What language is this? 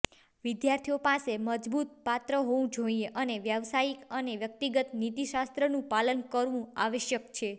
Gujarati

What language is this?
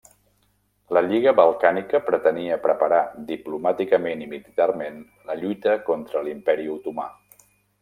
Catalan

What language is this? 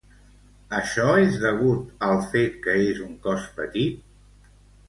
Catalan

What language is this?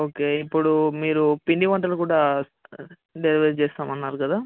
Telugu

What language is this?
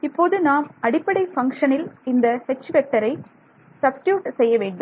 Tamil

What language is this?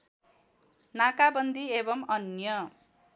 Nepali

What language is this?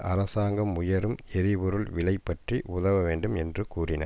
Tamil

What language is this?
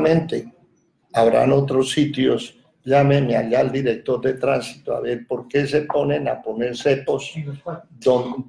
Spanish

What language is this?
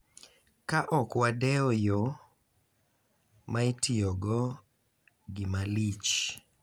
Luo (Kenya and Tanzania)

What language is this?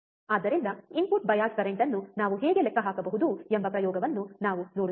Kannada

